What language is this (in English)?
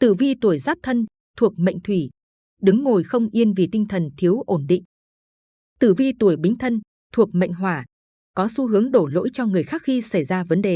Vietnamese